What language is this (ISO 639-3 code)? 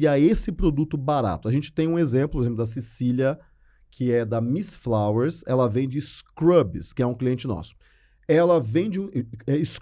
por